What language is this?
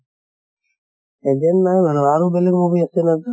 Assamese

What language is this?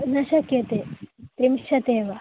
Sanskrit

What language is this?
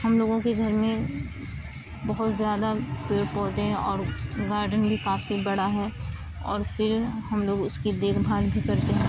Urdu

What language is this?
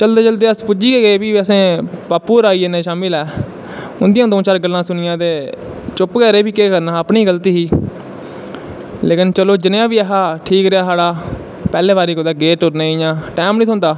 Dogri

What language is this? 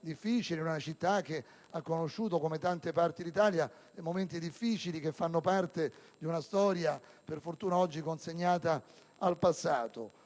Italian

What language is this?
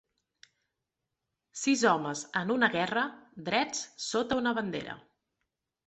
Catalan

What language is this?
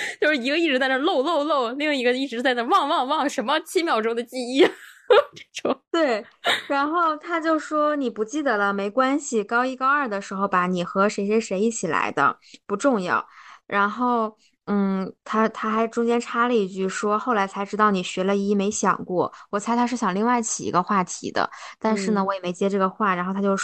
Chinese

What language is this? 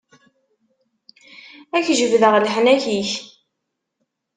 Kabyle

